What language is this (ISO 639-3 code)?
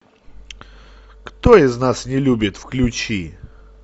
rus